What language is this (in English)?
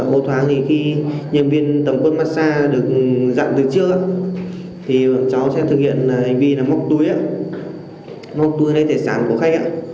Vietnamese